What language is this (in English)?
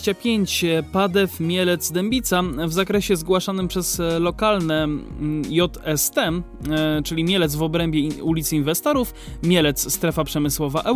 Polish